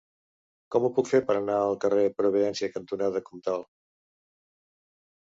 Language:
Catalan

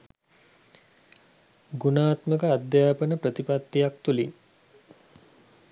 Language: Sinhala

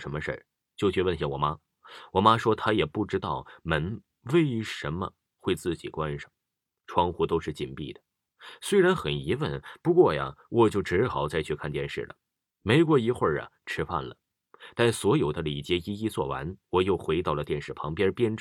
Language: Chinese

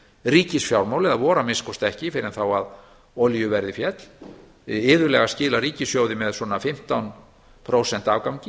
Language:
Icelandic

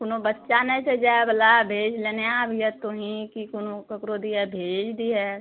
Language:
Maithili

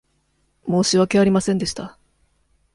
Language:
Japanese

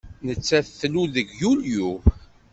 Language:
Kabyle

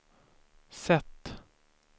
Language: Swedish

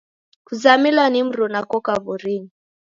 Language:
Taita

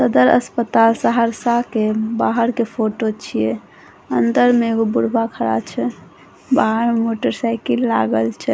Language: Maithili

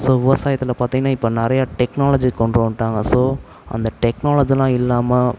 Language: Tamil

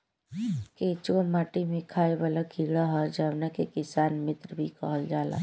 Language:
Bhojpuri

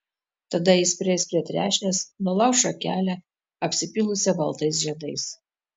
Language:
Lithuanian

